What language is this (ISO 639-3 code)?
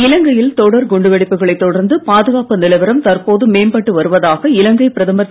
tam